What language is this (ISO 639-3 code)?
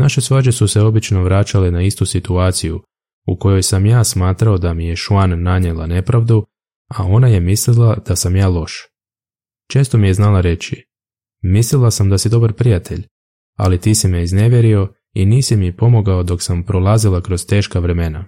hrv